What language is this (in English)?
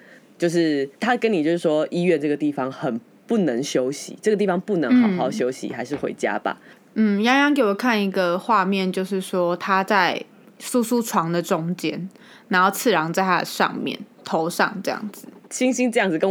Chinese